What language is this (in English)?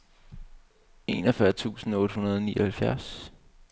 Danish